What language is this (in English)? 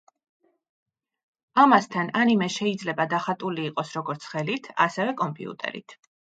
Georgian